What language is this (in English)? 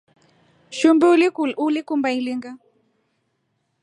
Rombo